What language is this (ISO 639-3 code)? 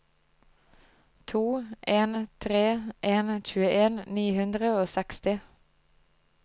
nor